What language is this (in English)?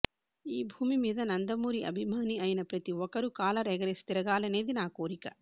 Telugu